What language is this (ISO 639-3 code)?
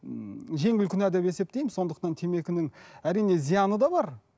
kaz